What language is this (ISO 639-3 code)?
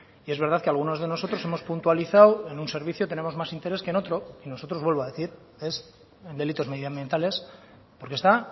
spa